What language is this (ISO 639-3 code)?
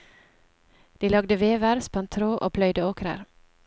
nor